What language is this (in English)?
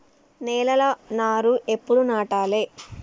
Telugu